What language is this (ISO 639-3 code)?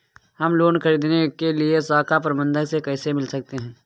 hin